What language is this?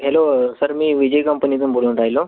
Marathi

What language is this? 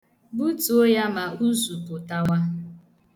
Igbo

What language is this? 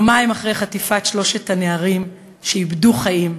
Hebrew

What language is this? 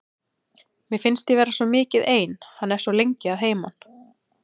Icelandic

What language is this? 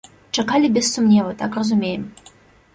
Belarusian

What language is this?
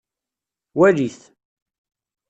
Kabyle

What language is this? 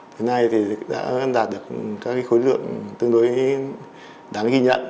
Vietnamese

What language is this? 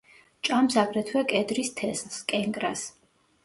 Georgian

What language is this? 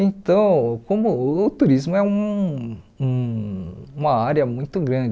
Portuguese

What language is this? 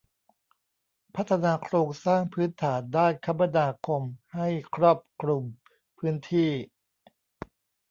Thai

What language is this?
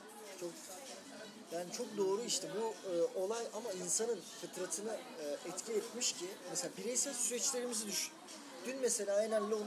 Turkish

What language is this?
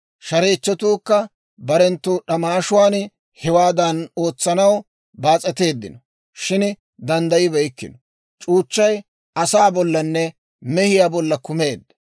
Dawro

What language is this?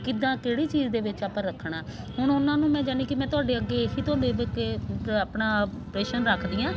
Punjabi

